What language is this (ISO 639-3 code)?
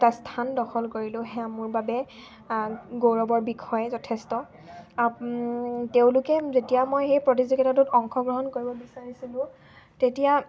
asm